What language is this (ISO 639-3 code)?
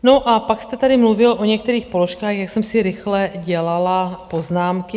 ces